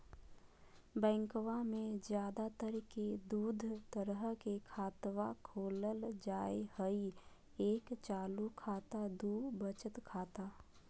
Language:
Magahi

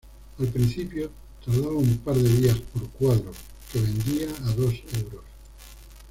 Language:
Spanish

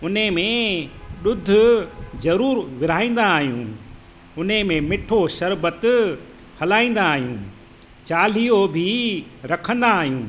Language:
Sindhi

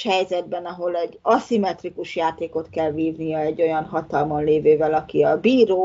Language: Hungarian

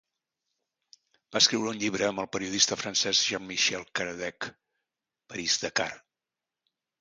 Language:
Catalan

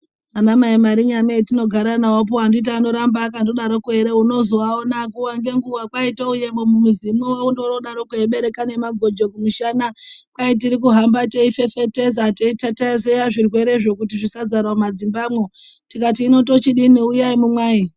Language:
Ndau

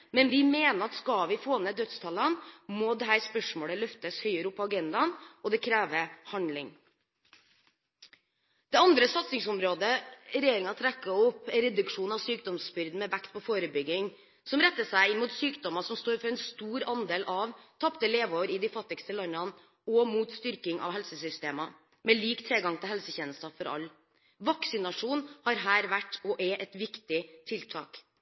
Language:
Norwegian Bokmål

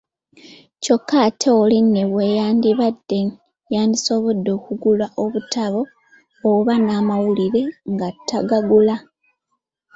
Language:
Ganda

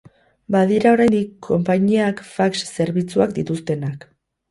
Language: Basque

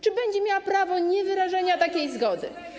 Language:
Polish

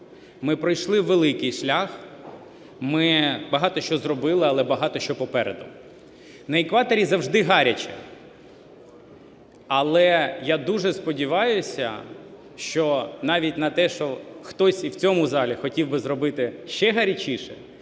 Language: Ukrainian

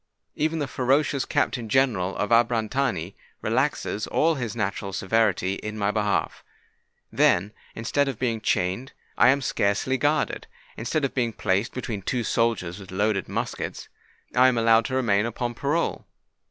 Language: English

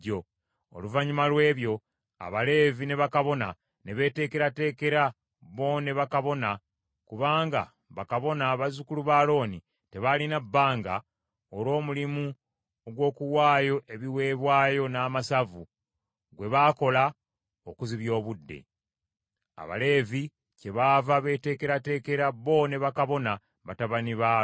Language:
Ganda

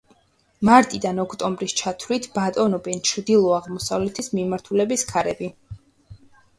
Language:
Georgian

